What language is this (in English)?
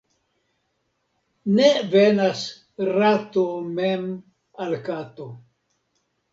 Esperanto